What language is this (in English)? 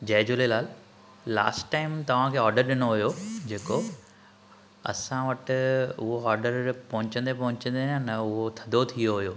Sindhi